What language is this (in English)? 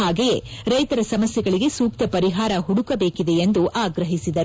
Kannada